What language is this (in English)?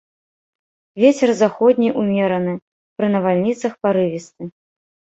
Belarusian